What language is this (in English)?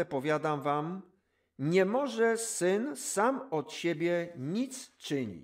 Polish